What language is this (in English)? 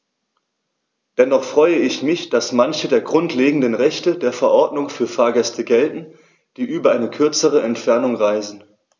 German